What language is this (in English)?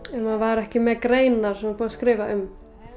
Icelandic